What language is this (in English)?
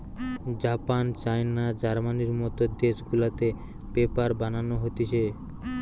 Bangla